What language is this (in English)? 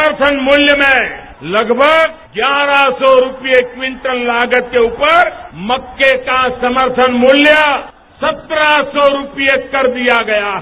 Hindi